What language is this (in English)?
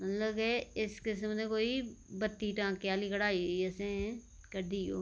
Dogri